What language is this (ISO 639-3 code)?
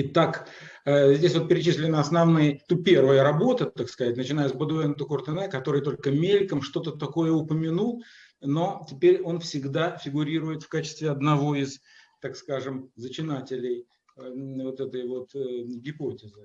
rus